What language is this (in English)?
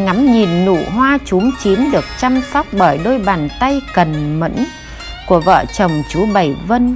Vietnamese